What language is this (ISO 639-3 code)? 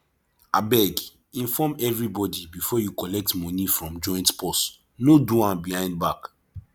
pcm